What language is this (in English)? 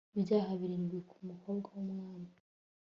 Kinyarwanda